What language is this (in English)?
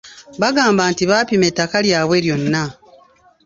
Ganda